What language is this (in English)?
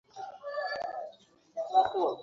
Bangla